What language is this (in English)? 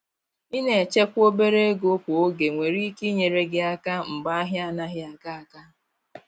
Igbo